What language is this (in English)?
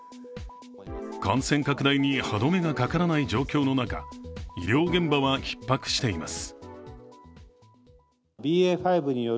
Japanese